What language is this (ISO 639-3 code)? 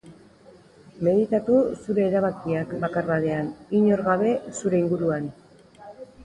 eus